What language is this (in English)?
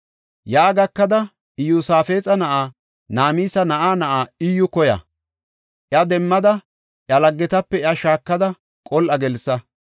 Gofa